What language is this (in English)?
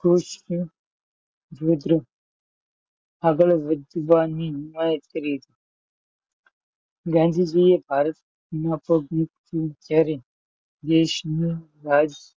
Gujarati